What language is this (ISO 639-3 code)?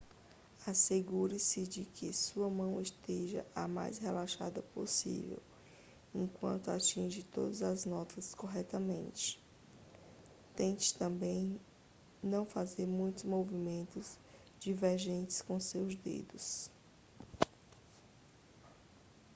por